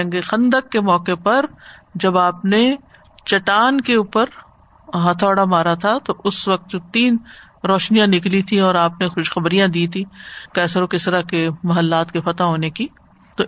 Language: Urdu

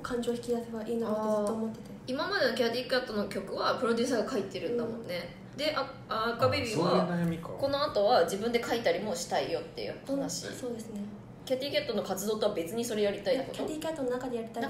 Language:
Japanese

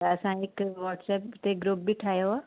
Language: Sindhi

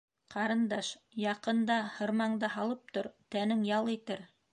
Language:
Bashkir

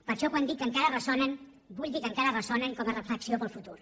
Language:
Catalan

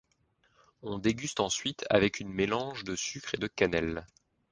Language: French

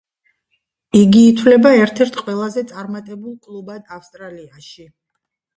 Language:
Georgian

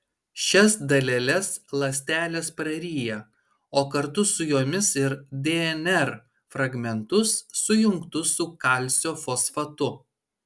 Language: Lithuanian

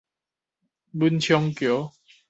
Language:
Min Nan Chinese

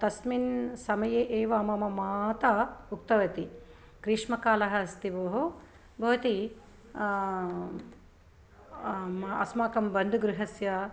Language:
Sanskrit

